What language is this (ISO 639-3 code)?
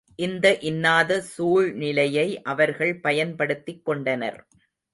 tam